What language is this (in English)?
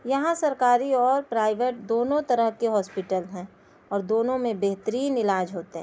Urdu